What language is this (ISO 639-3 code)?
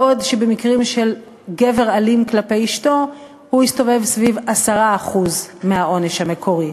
heb